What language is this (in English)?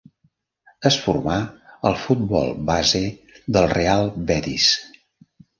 Catalan